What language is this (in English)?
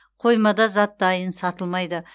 Kazakh